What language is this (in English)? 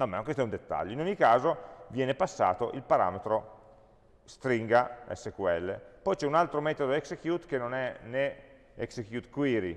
Italian